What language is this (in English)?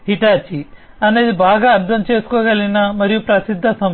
Telugu